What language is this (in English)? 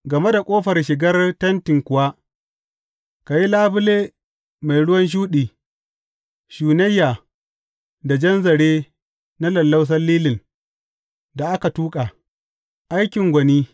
Hausa